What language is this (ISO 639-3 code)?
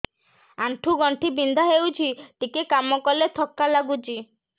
ori